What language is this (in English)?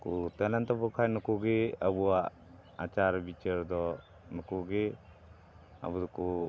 Santali